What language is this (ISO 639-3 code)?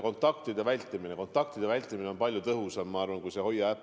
est